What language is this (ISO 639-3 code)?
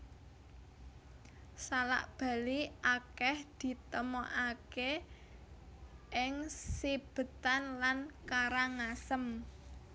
jav